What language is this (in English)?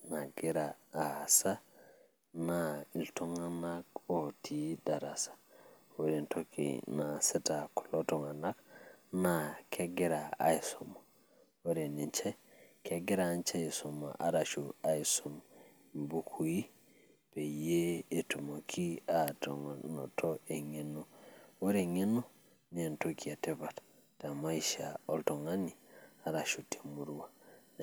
Masai